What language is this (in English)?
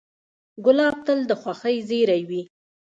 Pashto